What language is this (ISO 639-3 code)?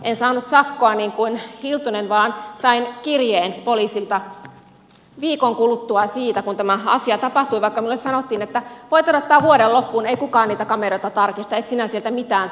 fin